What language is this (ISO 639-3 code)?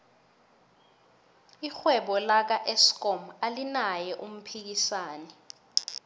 nbl